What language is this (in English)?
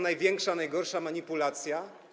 Polish